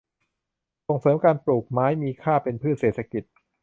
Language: Thai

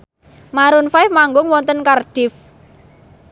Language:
Javanese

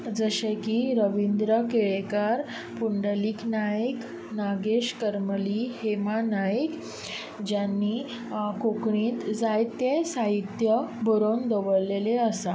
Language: Konkani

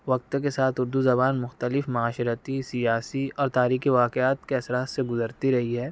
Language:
Urdu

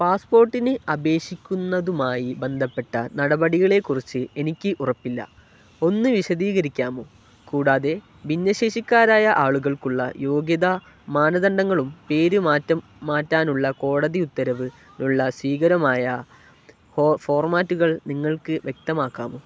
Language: Malayalam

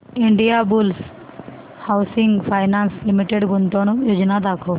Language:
Marathi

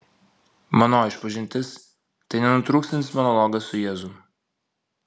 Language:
Lithuanian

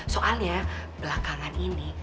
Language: Indonesian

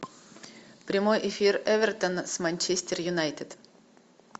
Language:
Russian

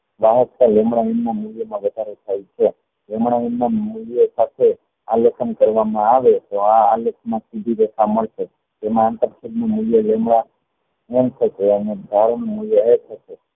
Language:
Gujarati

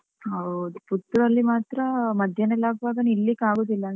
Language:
Kannada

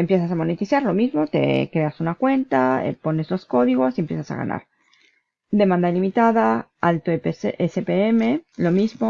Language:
Spanish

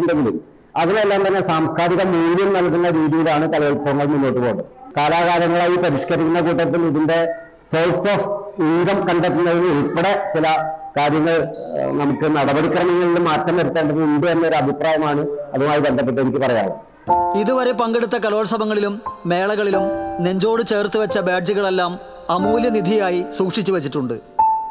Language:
Malayalam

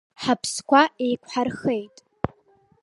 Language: Abkhazian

